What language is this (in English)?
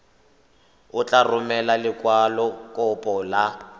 Tswana